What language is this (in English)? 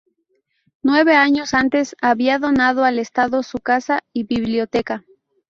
Spanish